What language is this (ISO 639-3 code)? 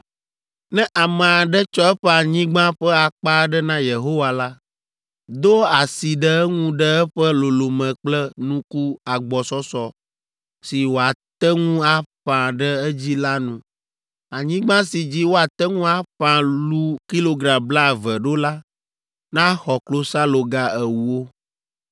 ewe